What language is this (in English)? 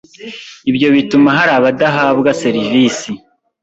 Kinyarwanda